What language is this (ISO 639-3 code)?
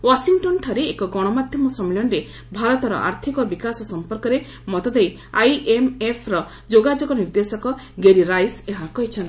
ori